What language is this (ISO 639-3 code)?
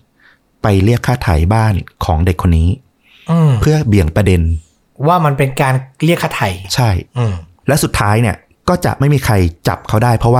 tha